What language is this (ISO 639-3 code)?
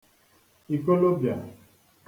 ibo